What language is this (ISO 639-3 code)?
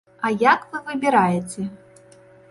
bel